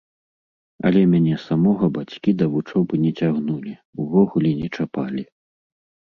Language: Belarusian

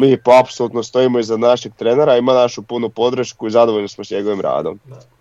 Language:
Croatian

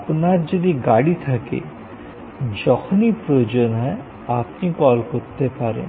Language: Bangla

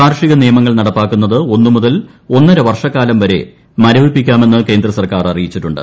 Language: Malayalam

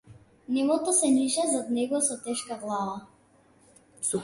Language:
Macedonian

